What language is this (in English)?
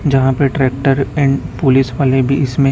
Hindi